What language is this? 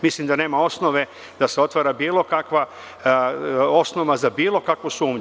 Serbian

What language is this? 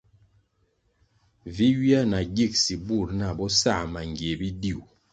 Kwasio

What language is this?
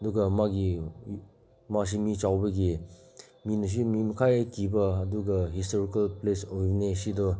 Manipuri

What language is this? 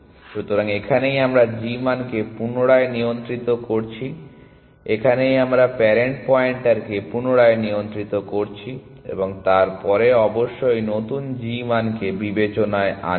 Bangla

